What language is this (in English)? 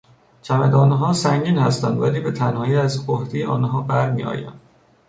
Persian